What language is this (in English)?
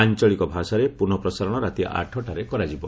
Odia